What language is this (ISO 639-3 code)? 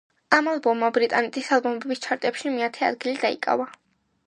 kat